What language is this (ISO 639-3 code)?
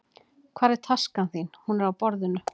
isl